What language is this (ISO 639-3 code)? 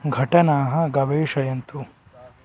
san